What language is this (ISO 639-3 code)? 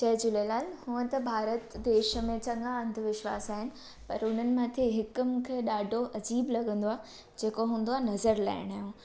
snd